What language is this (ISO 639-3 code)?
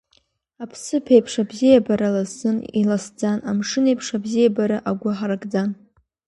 abk